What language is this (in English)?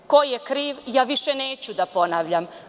Serbian